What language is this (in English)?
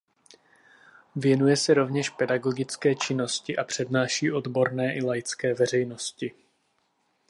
Czech